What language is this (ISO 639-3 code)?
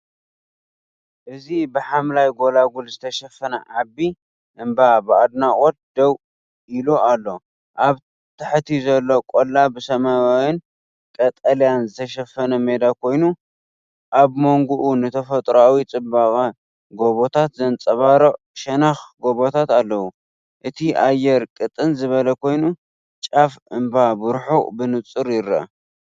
tir